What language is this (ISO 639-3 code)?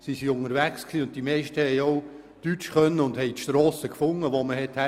gsw